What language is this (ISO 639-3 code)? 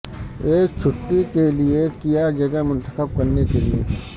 urd